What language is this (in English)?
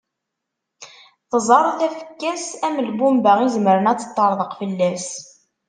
Kabyle